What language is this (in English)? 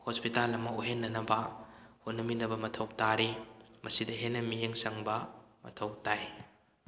Manipuri